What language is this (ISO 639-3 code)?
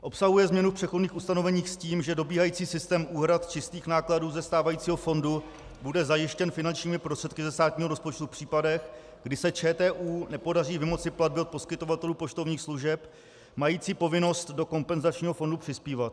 ces